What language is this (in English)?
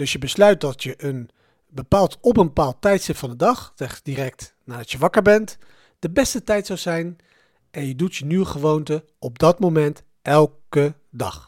Dutch